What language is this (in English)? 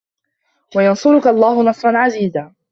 Arabic